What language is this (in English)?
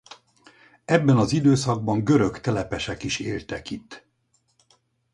Hungarian